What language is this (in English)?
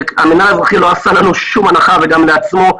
Hebrew